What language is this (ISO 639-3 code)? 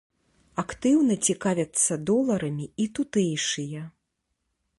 bel